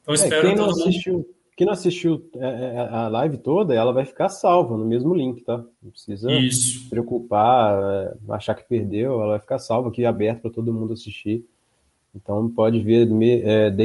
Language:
Portuguese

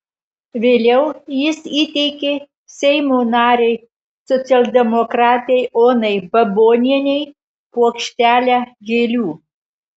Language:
Lithuanian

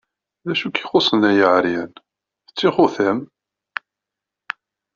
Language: Kabyle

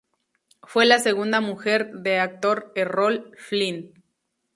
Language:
Spanish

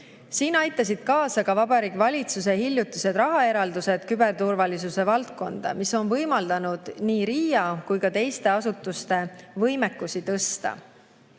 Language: Estonian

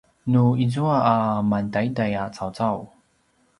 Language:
Paiwan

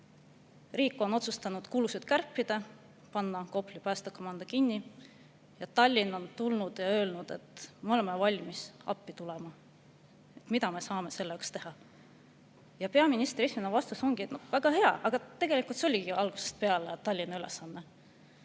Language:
Estonian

